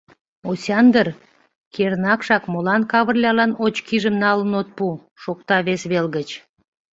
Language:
Mari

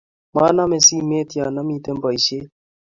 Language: Kalenjin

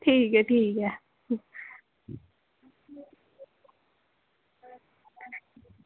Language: Dogri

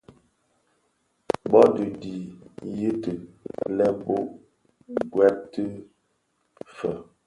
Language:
Bafia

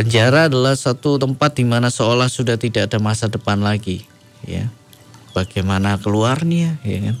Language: Indonesian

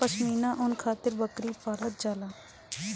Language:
Bhojpuri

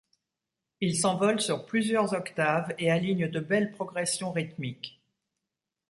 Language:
French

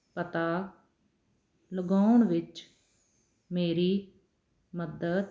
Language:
Punjabi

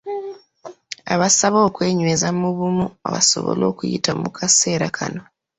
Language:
Ganda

